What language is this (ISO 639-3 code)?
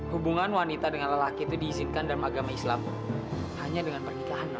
ind